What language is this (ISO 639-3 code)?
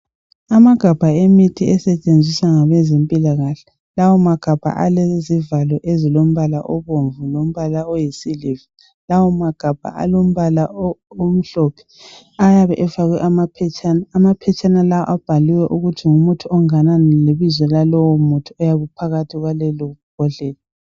nde